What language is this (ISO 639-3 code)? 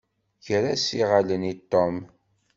kab